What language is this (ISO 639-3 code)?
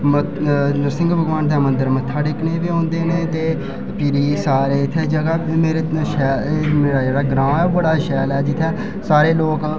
doi